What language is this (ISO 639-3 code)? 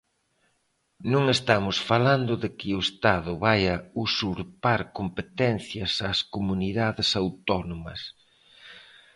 glg